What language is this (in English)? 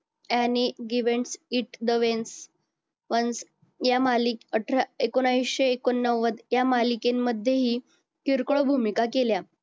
Marathi